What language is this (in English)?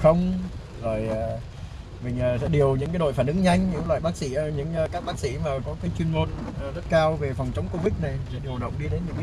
Vietnamese